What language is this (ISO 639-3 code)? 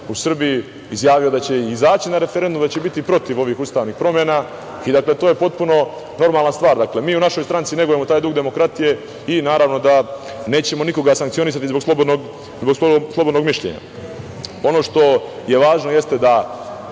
srp